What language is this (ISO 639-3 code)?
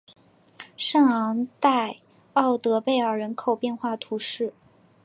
zho